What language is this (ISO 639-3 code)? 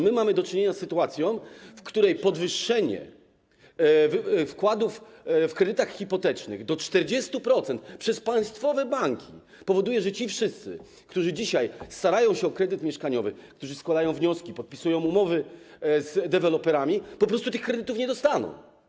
pol